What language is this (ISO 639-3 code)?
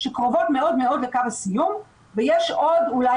heb